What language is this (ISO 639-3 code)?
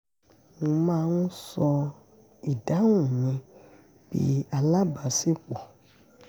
yor